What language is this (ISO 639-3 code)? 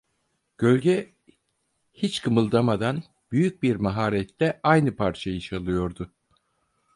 tur